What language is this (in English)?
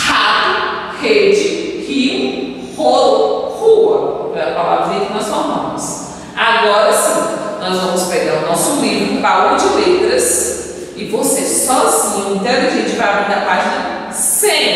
Portuguese